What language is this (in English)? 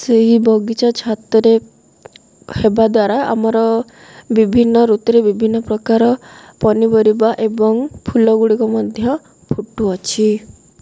Odia